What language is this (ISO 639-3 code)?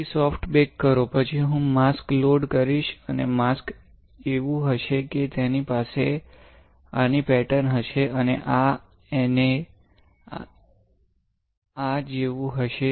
guj